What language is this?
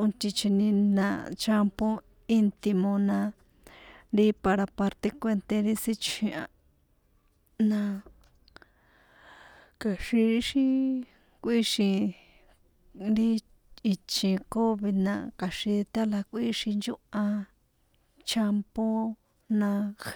San Juan Atzingo Popoloca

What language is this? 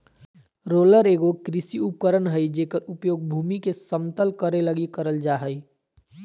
Magahi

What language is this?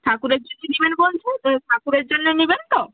Bangla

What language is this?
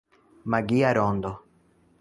Esperanto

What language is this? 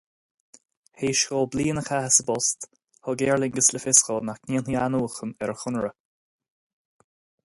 Irish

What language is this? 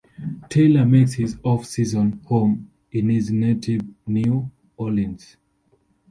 English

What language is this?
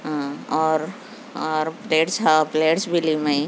Urdu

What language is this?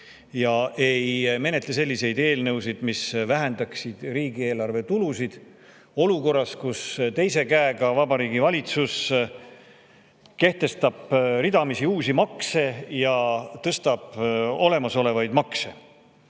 Estonian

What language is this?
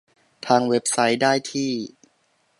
Thai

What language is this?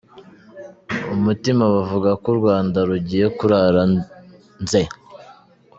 Kinyarwanda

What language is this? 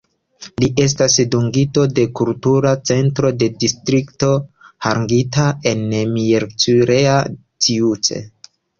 Esperanto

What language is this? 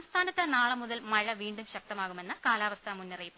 Malayalam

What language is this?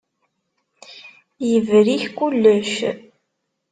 Kabyle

